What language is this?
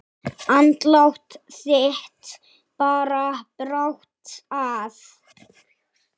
Icelandic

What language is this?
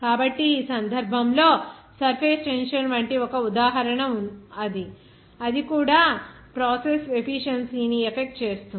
Telugu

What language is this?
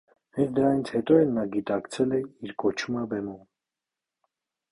Armenian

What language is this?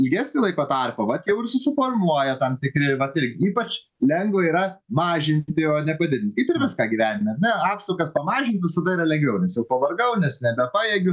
Lithuanian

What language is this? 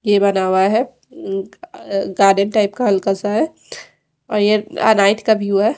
Hindi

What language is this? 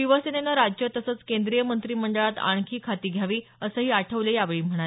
Marathi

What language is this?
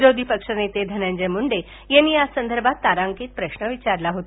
Marathi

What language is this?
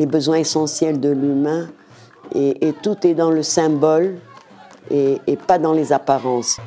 French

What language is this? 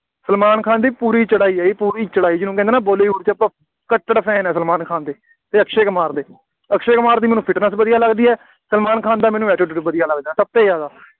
Punjabi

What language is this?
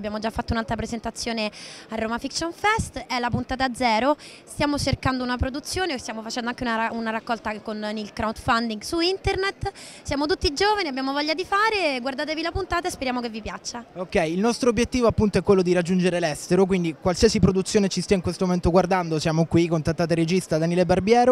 Italian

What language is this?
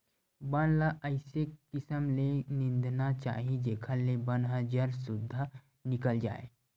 Chhattisgarhi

